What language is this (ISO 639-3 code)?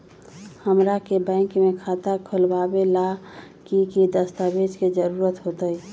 mag